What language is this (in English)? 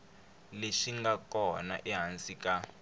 Tsonga